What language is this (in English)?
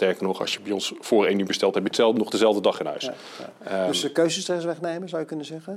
Dutch